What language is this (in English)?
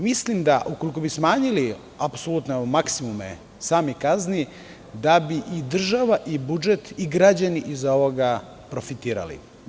Serbian